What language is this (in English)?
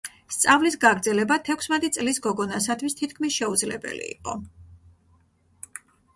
Georgian